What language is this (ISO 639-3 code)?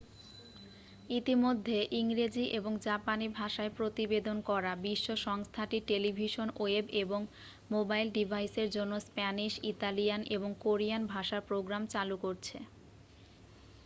ben